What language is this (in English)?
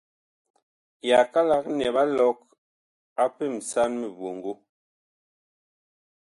Bakoko